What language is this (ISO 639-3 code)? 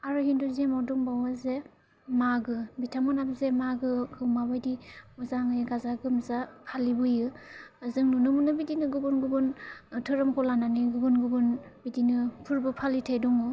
brx